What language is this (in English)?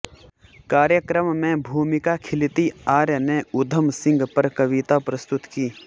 Hindi